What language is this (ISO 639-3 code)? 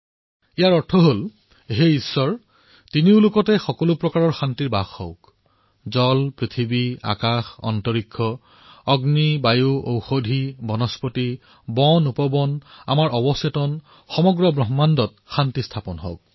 asm